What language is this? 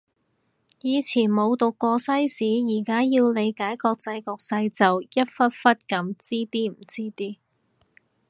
Cantonese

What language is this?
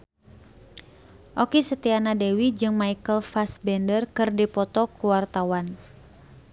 Sundanese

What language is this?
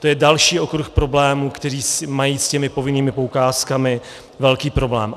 Czech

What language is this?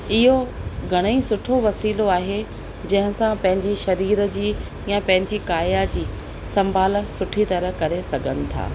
Sindhi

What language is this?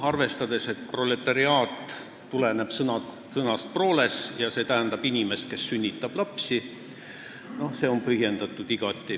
Estonian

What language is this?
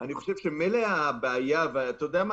Hebrew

